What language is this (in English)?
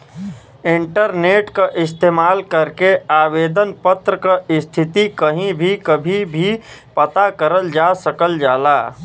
Bhojpuri